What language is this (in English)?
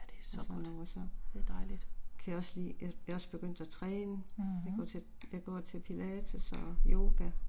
Danish